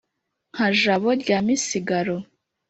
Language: Kinyarwanda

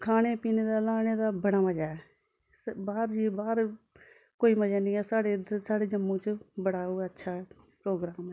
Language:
Dogri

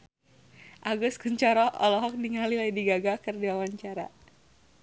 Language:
Sundanese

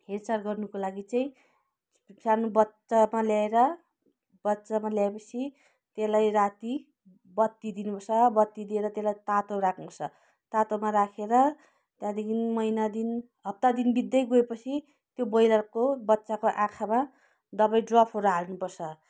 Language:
Nepali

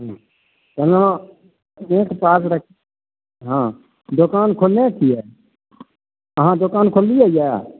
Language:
Maithili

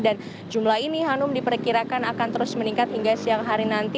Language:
Indonesian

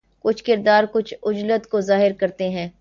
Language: Urdu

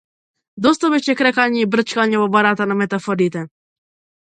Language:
Macedonian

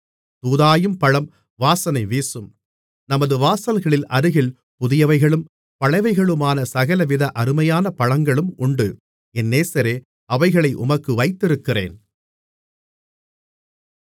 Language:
Tamil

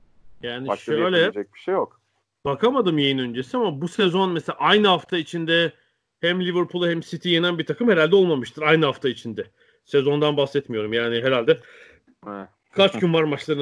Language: Turkish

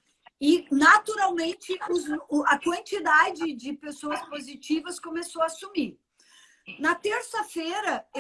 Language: Portuguese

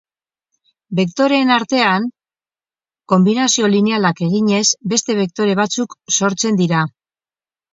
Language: Basque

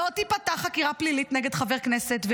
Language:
Hebrew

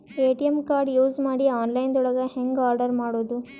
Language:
Kannada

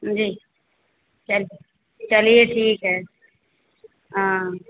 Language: Hindi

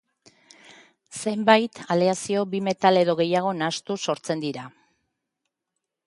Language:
Basque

